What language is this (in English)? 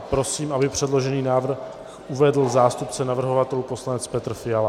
Czech